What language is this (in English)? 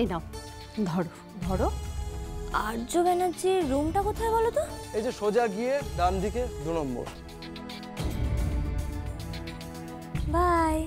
Turkish